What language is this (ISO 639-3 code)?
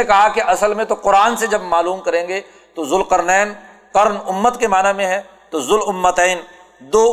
urd